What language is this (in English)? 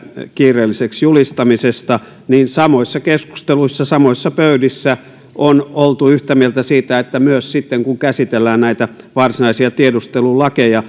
Finnish